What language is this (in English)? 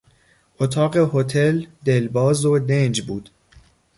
Persian